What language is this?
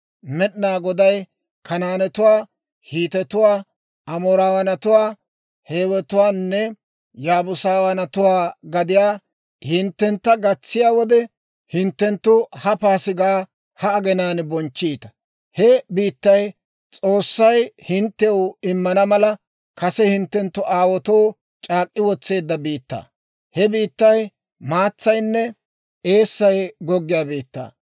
Dawro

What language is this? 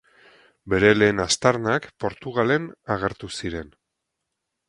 Basque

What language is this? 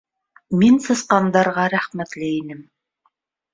Bashkir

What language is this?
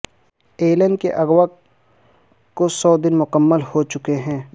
Urdu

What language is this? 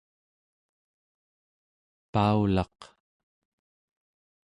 Central Yupik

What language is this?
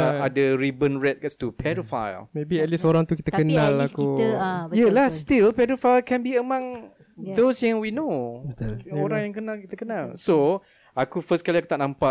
Malay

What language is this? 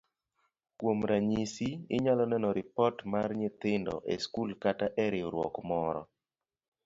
Luo (Kenya and Tanzania)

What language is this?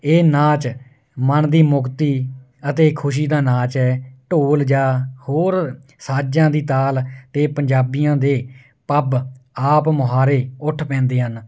Punjabi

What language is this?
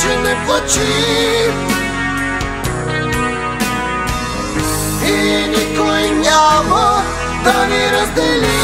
Bulgarian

